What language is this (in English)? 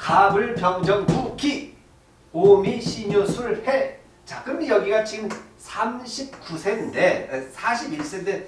Korean